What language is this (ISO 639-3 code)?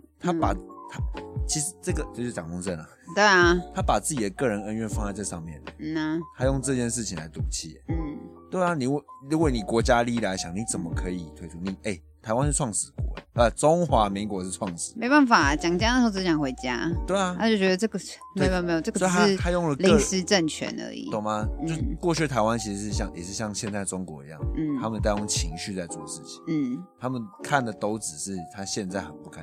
zho